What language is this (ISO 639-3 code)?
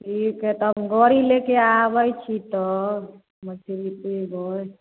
mai